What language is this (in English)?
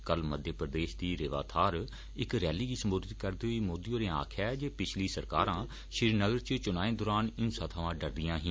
Dogri